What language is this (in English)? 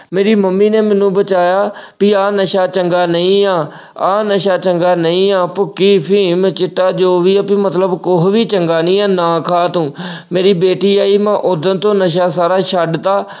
Punjabi